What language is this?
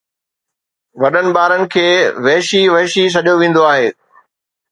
Sindhi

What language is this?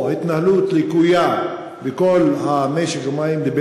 Hebrew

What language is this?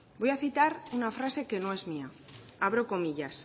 Spanish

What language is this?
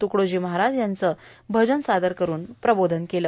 Marathi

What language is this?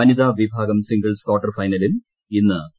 Malayalam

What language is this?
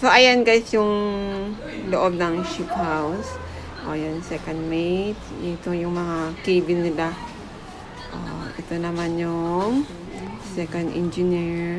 Filipino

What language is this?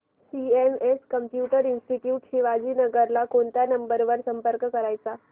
Marathi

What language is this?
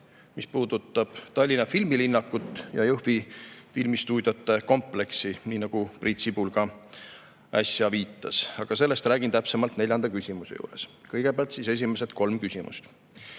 Estonian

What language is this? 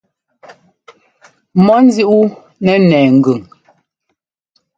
Ngomba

